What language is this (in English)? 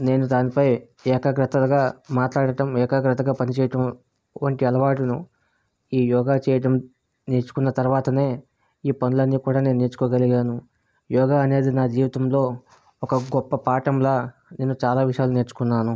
Telugu